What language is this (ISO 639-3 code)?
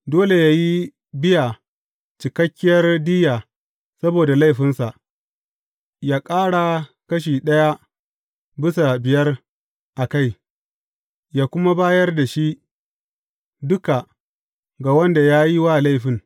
hau